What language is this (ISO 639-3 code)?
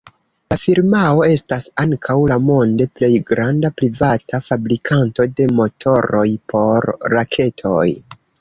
epo